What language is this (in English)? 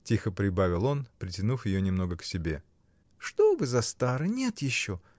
Russian